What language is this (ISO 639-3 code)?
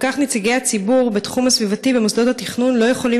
heb